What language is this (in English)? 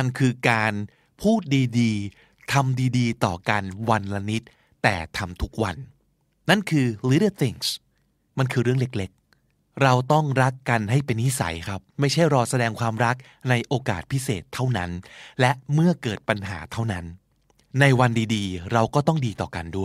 Thai